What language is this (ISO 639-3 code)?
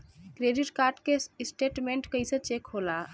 bho